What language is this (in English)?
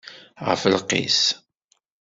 Kabyle